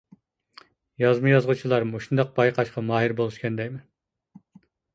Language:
Uyghur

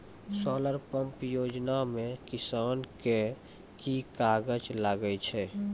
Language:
Maithili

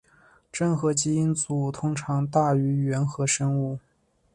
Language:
Chinese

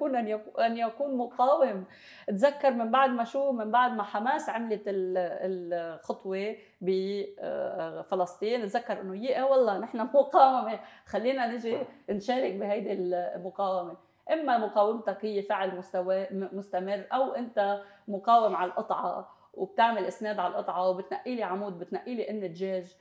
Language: Arabic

